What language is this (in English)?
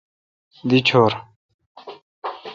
Kalkoti